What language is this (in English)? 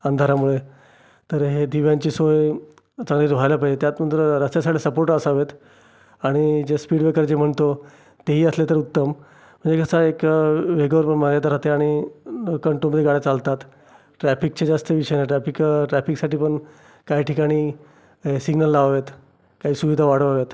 Marathi